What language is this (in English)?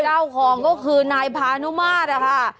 Thai